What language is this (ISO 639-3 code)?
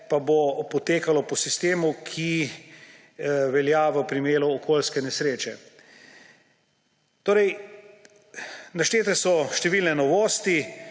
slv